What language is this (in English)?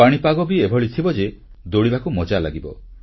Odia